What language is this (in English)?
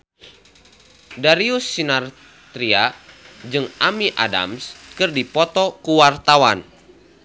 Sundanese